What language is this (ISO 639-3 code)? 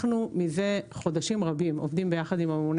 heb